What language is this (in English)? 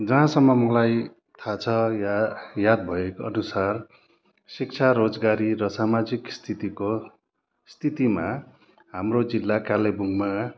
Nepali